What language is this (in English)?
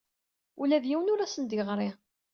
Kabyle